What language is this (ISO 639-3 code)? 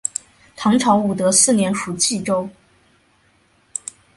zho